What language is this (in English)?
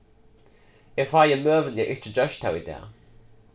Faroese